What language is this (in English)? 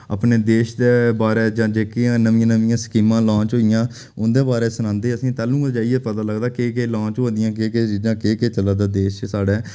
Dogri